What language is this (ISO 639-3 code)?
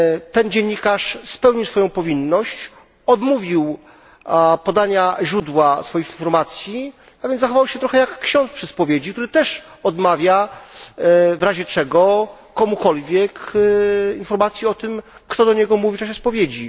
pol